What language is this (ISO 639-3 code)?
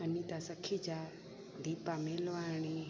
snd